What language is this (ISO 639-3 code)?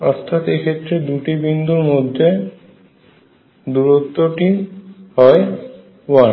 ben